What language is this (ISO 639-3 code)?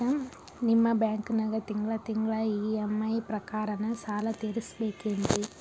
kan